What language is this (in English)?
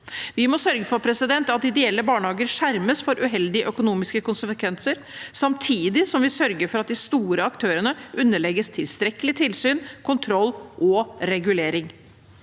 Norwegian